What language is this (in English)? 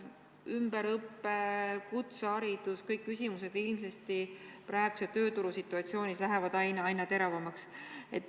Estonian